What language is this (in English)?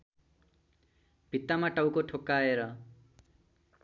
Nepali